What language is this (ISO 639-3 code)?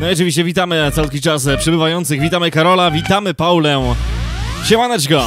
pol